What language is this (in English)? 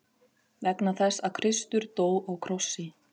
Icelandic